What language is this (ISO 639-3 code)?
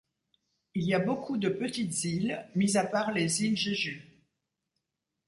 fra